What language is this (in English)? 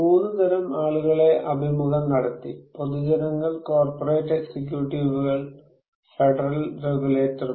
Malayalam